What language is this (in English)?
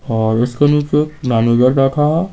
Hindi